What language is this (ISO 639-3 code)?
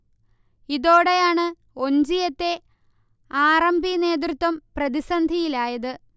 mal